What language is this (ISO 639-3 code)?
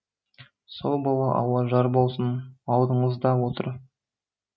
kaz